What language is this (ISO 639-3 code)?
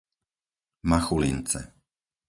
slk